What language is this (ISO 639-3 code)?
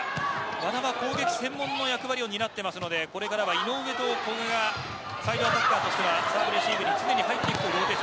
jpn